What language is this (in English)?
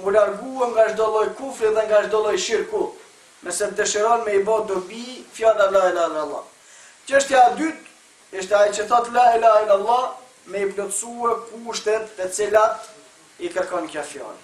Turkish